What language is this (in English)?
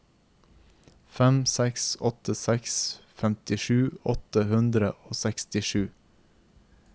Norwegian